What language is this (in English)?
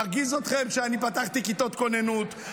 Hebrew